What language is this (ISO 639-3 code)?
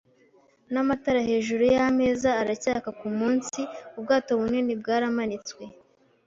kin